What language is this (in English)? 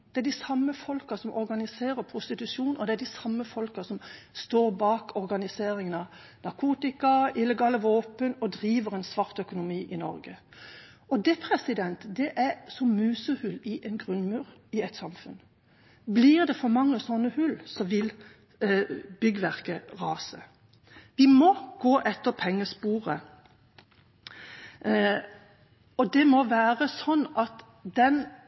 Norwegian Bokmål